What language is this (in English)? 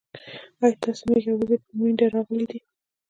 Pashto